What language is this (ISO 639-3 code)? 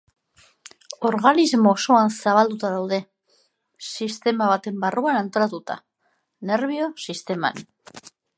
eus